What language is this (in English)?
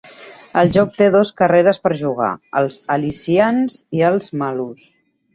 Catalan